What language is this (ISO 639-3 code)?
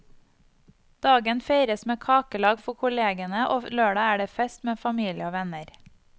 nor